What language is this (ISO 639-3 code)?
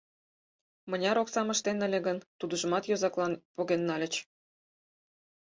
chm